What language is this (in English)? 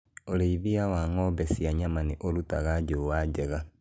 Kikuyu